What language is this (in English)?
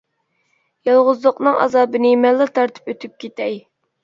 Uyghur